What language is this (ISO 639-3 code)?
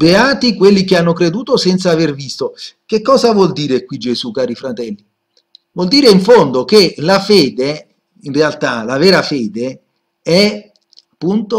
ita